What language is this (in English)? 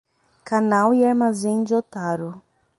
Portuguese